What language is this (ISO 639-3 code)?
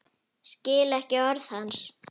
isl